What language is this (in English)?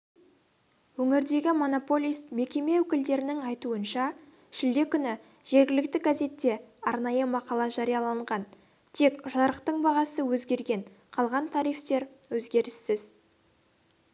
Kazakh